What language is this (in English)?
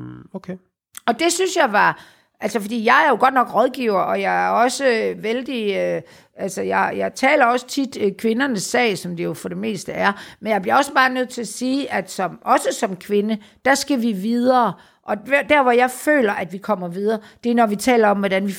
Danish